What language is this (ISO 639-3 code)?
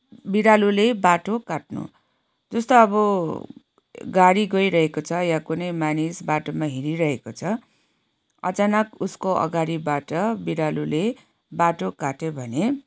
nep